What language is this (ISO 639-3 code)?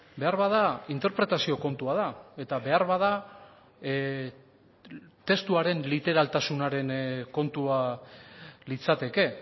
eus